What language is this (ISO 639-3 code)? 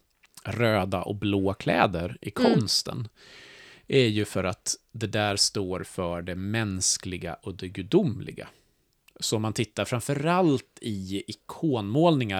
swe